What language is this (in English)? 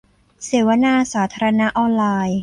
Thai